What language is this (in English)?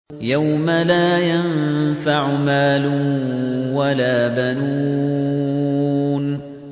Arabic